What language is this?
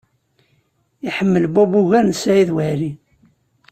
Kabyle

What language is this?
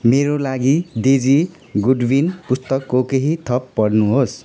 Nepali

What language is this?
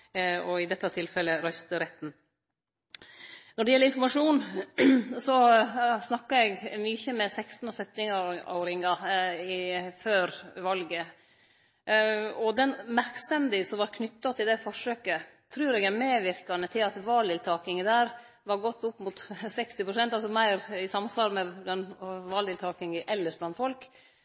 Norwegian Nynorsk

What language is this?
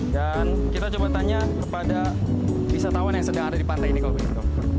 Indonesian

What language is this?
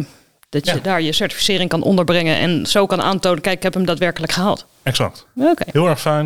Dutch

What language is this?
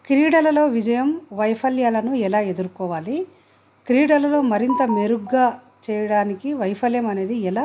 Telugu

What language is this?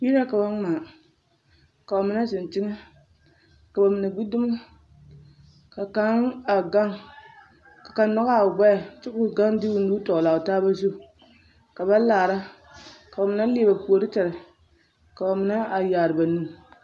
Southern Dagaare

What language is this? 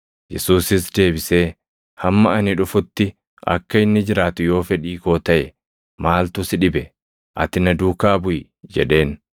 Oromo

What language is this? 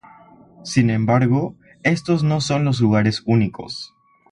Spanish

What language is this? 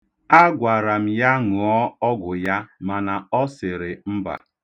Igbo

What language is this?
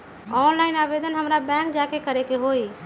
Magahi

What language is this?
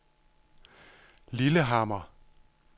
Danish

